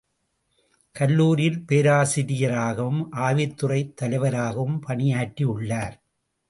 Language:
Tamil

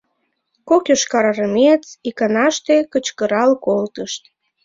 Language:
Mari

